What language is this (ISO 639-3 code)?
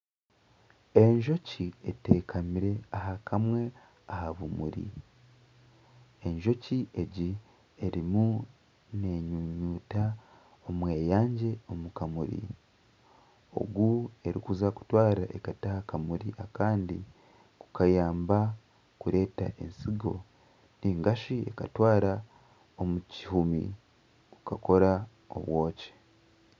nyn